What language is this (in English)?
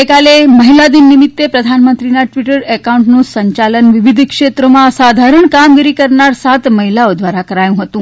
Gujarati